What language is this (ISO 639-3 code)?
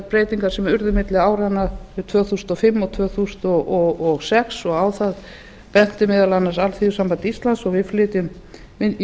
isl